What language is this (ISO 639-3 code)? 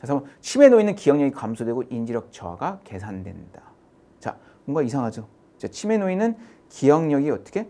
kor